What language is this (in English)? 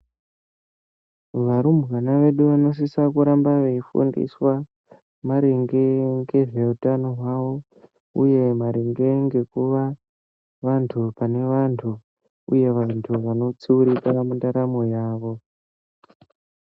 Ndau